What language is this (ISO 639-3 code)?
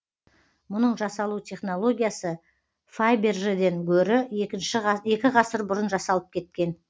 kaz